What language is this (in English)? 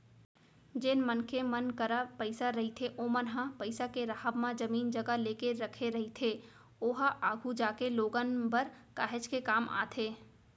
Chhattisgarhi